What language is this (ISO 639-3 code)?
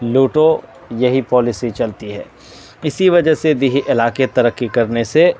urd